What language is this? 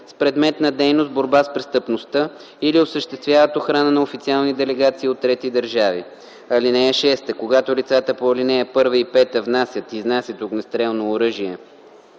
Bulgarian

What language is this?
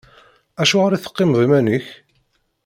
Kabyle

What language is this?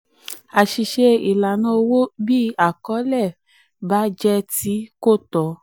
Yoruba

